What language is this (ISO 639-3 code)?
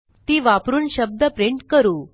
mar